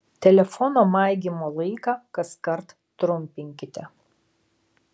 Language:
Lithuanian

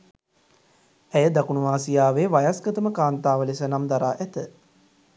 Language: Sinhala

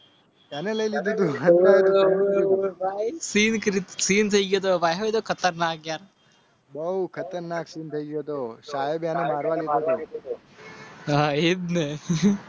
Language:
Gujarati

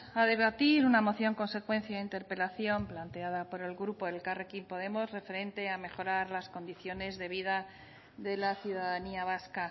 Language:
Spanish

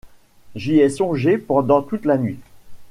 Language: French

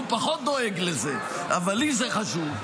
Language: Hebrew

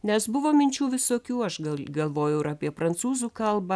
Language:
Lithuanian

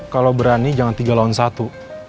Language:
Indonesian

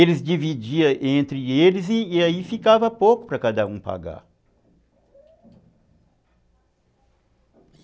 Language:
Portuguese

